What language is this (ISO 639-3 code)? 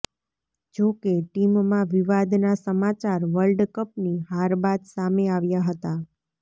guj